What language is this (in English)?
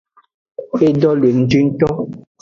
Aja (Benin)